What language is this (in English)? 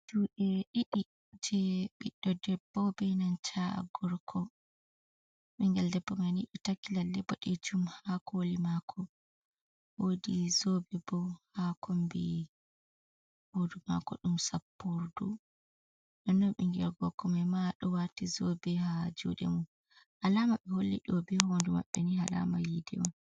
Fula